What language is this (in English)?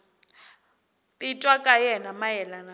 Tsonga